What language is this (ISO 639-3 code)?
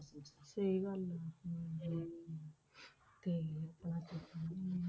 pan